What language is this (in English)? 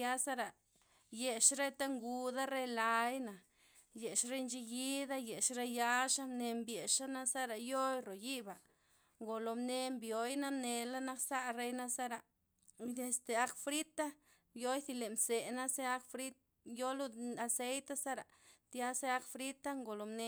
Loxicha Zapotec